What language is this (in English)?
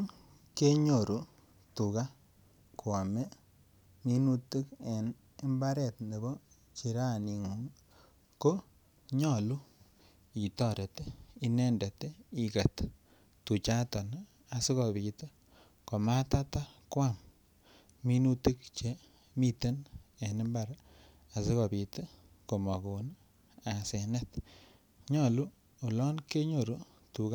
Kalenjin